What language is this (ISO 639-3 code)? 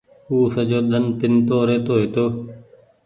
gig